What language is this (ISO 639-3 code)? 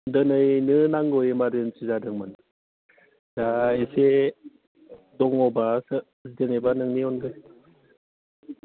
brx